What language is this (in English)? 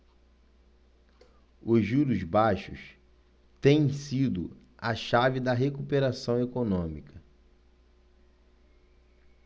Portuguese